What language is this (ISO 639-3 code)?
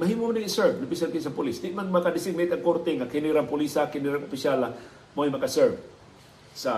fil